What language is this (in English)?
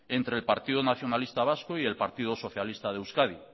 Spanish